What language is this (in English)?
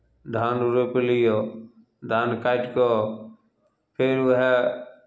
Maithili